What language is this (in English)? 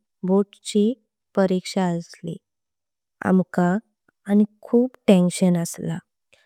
Konkani